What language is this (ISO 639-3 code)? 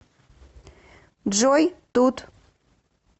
rus